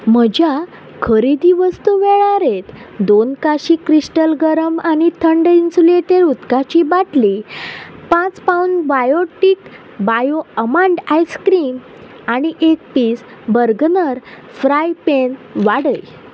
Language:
Konkani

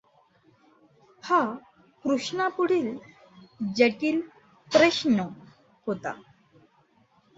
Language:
Marathi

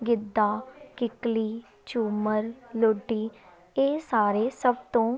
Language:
Punjabi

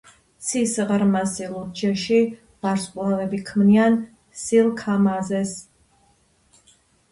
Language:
Georgian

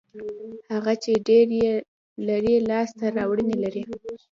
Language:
Pashto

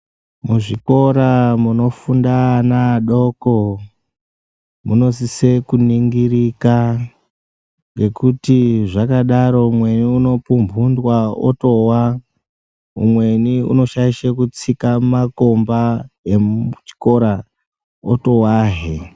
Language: Ndau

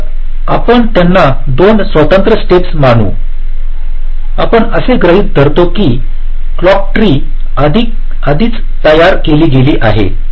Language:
Marathi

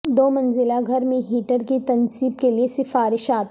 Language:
Urdu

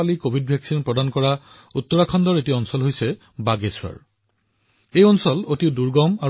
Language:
Assamese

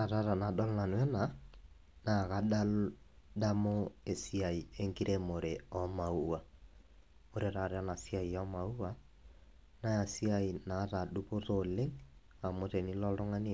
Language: Masai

